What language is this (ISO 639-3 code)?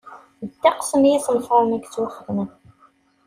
kab